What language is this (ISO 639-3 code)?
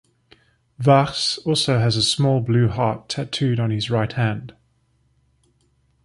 eng